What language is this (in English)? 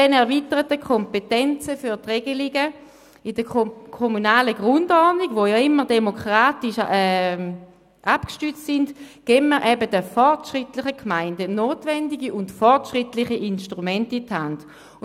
Swiss German